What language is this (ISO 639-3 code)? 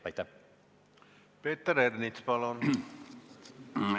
est